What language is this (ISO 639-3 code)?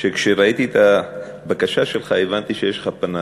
heb